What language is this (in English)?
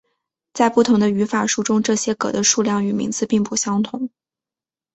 Chinese